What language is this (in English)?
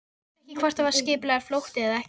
Icelandic